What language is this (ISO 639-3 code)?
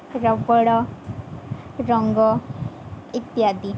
ori